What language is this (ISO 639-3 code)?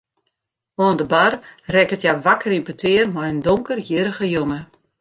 fry